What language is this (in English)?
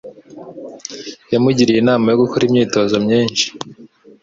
Kinyarwanda